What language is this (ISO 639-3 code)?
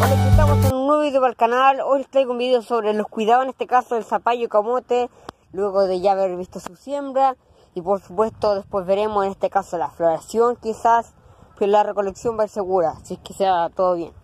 spa